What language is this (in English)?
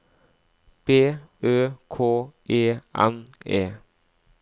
Norwegian